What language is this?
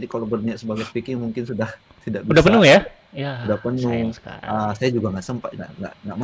Indonesian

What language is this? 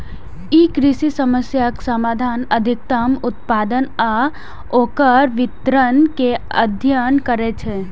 Maithili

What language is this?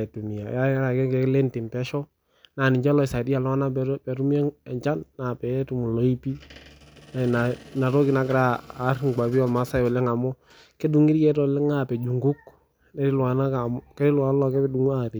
Masai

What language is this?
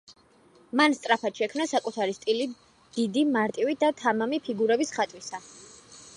Georgian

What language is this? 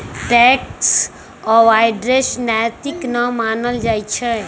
Magahi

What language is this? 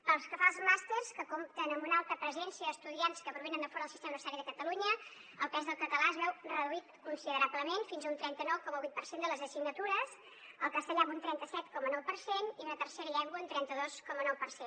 Catalan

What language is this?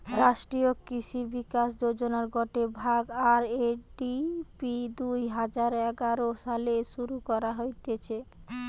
Bangla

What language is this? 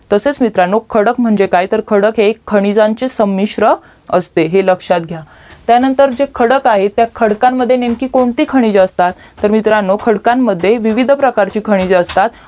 Marathi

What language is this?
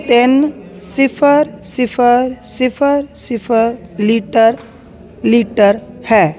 Punjabi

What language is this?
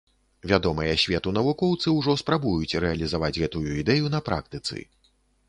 Belarusian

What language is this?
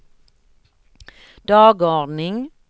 Swedish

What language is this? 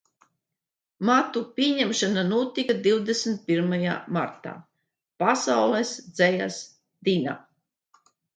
Latvian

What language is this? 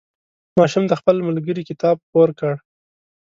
Pashto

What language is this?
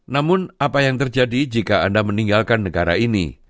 Indonesian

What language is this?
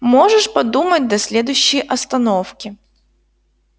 Russian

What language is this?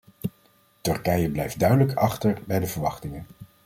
Dutch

